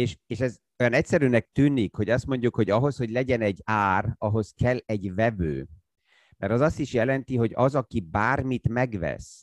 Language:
Hungarian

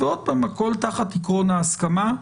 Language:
Hebrew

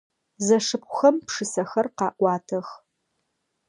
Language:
Adyghe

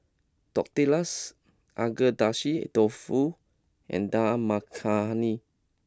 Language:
English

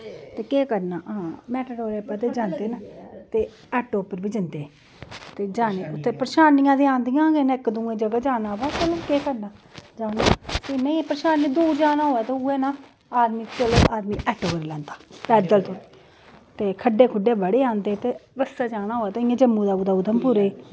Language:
Dogri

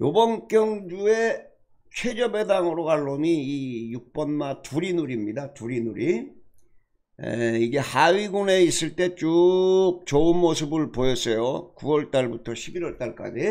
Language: Korean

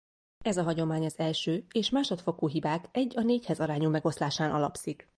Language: Hungarian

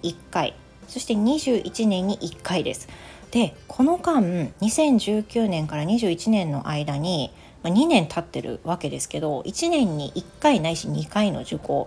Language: Japanese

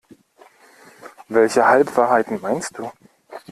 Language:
German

